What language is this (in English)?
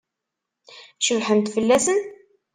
Kabyle